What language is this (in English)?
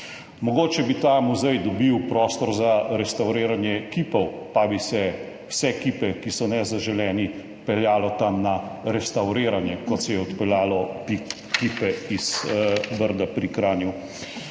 Slovenian